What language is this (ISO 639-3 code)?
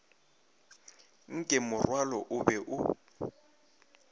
nso